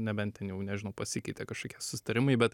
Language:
Lithuanian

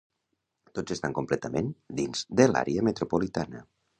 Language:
Catalan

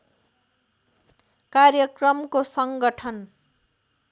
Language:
Nepali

